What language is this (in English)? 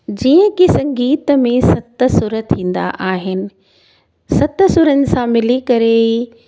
Sindhi